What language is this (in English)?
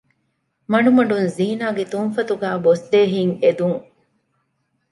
Divehi